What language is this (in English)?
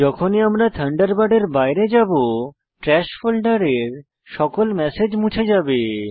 Bangla